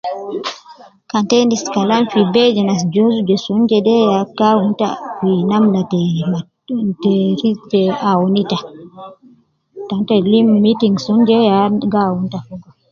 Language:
Nubi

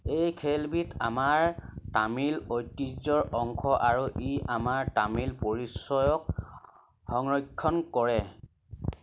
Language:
Assamese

